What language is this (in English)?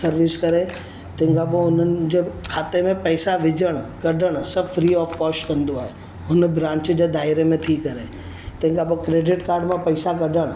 Sindhi